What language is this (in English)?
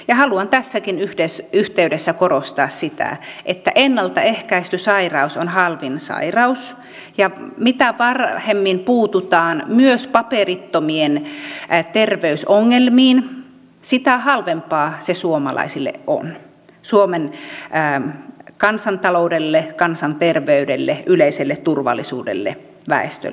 Finnish